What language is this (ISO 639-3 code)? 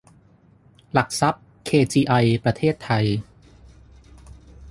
tha